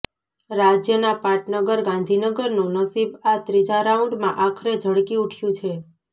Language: Gujarati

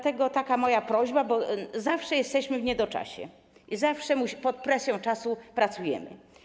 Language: Polish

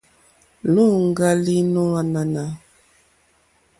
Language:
Mokpwe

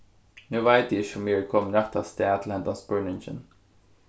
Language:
Faroese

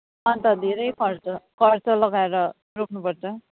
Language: Nepali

